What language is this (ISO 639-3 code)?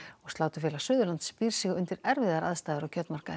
isl